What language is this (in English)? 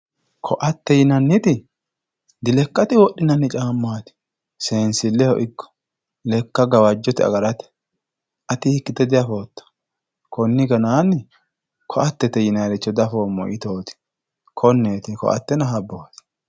Sidamo